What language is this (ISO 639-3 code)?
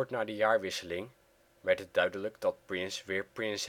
nld